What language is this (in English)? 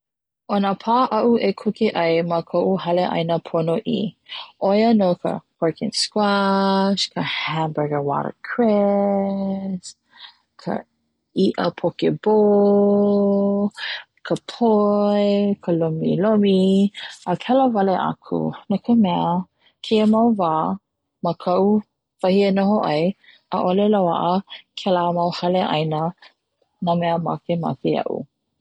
Hawaiian